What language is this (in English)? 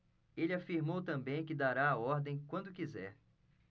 Portuguese